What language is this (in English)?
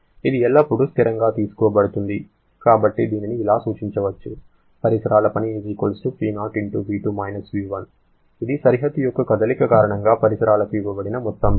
Telugu